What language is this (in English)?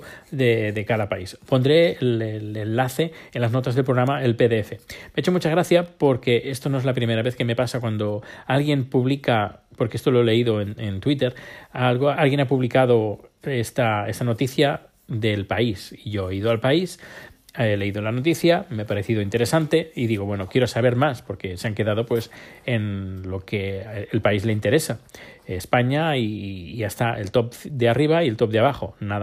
Spanish